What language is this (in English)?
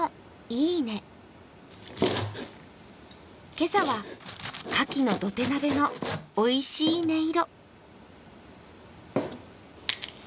Japanese